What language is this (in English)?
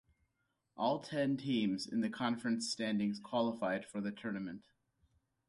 English